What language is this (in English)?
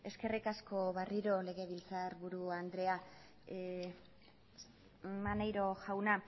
Basque